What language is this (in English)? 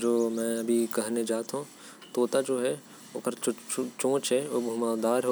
Korwa